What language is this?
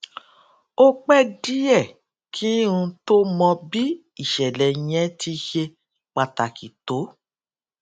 Yoruba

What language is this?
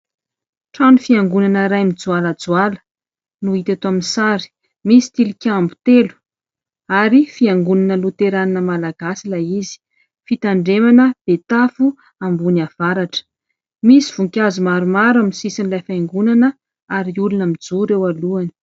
Malagasy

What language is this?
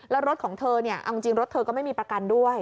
Thai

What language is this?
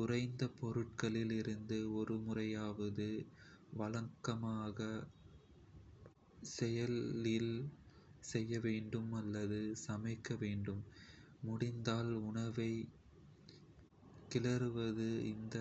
Kota (India)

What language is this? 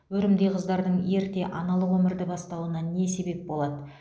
Kazakh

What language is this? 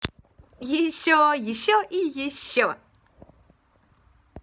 Russian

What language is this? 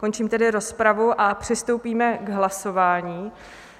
Czech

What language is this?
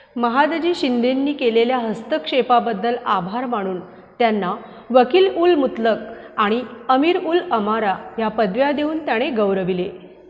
Marathi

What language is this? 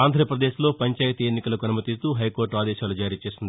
Telugu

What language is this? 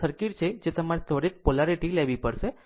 Gujarati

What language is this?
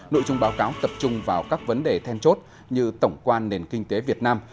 Vietnamese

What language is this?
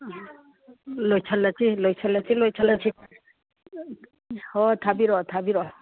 Manipuri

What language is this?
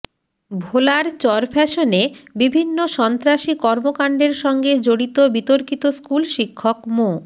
Bangla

